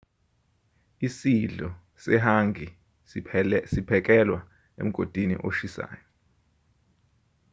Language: Zulu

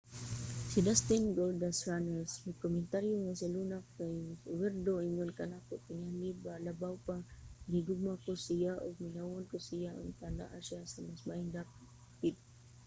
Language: Cebuano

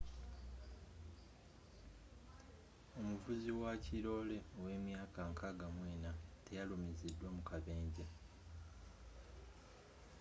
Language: Ganda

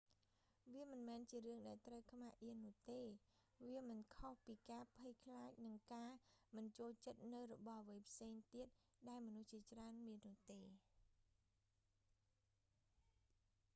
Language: Khmer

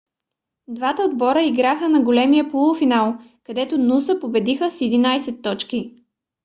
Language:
Bulgarian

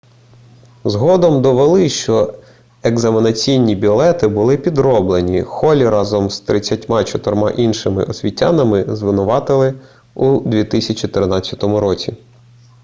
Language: Ukrainian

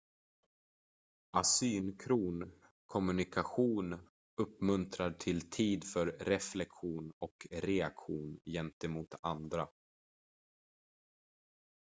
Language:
Swedish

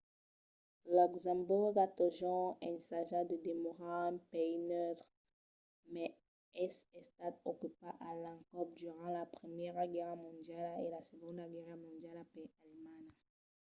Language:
Occitan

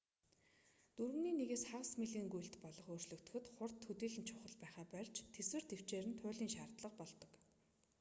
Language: Mongolian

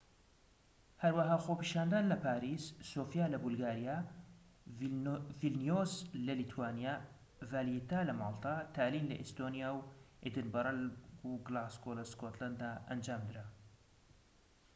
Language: Central Kurdish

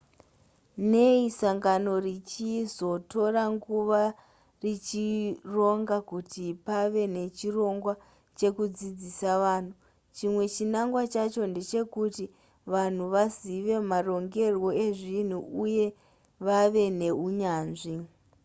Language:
Shona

